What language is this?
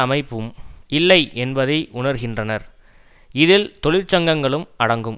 Tamil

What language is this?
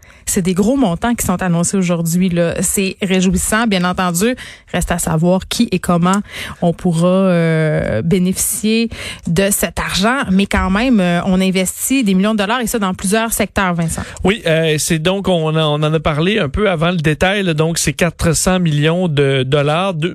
French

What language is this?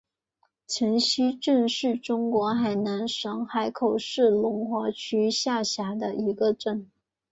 Chinese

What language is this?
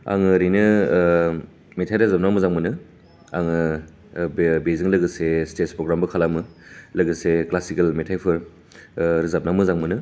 Bodo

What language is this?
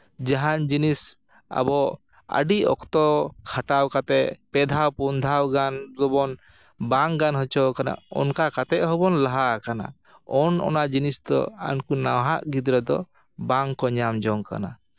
Santali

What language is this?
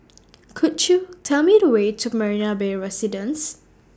English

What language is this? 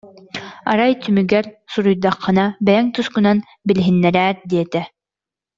Yakut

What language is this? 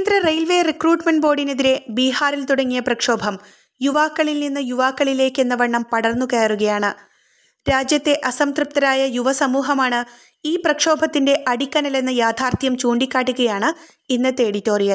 Malayalam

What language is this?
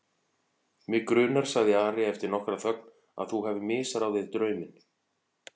Icelandic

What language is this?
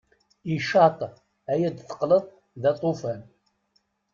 Kabyle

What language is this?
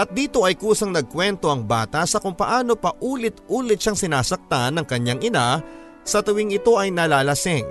Filipino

